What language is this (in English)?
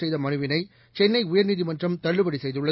Tamil